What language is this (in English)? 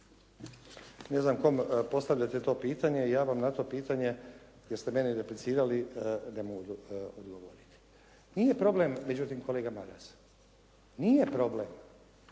Croatian